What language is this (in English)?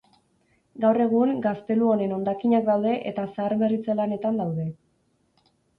Basque